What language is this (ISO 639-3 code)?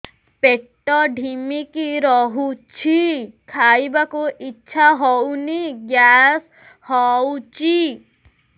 ori